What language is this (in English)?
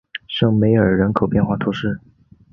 Chinese